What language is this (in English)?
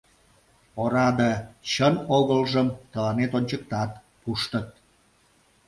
Mari